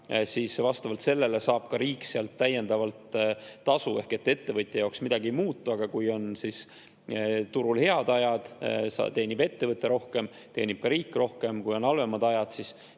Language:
Estonian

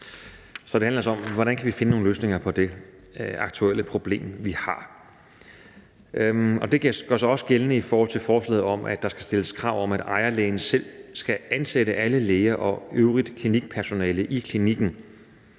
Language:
Danish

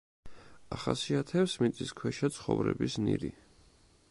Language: Georgian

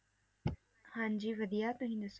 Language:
Punjabi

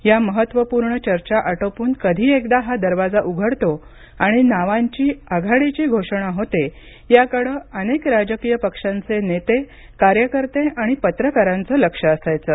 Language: Marathi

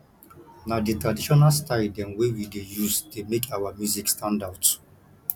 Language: Nigerian Pidgin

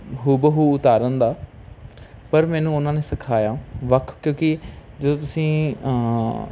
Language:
Punjabi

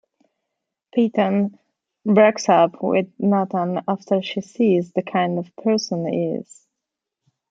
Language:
English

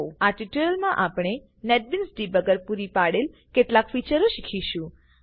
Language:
Gujarati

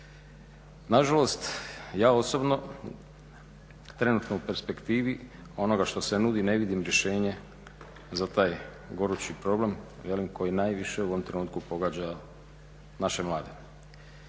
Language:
Croatian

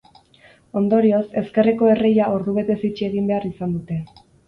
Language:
Basque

